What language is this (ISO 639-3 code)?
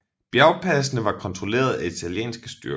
dan